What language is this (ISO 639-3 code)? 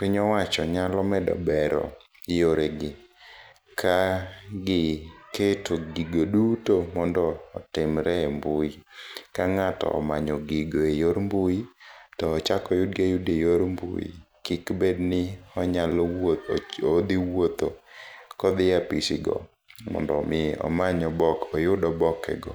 luo